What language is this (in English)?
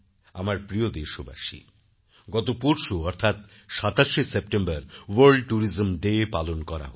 Bangla